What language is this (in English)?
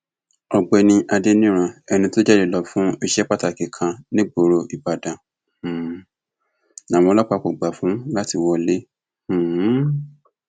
Yoruba